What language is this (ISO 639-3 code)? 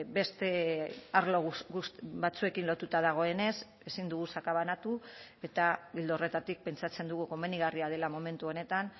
eus